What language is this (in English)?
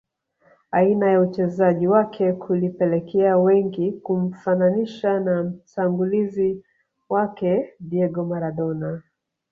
Swahili